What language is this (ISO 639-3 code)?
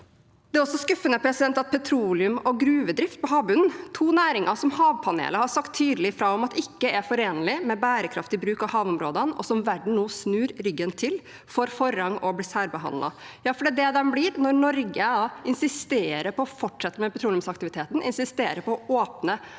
nor